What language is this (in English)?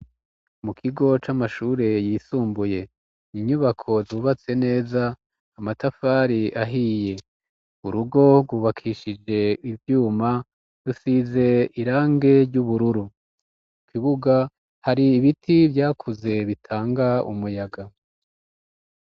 Rundi